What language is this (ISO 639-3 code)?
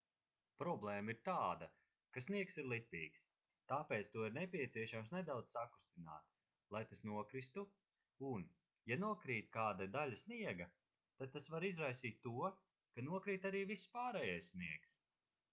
lav